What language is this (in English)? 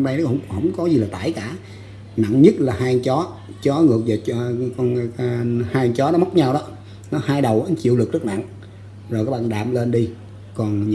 Vietnamese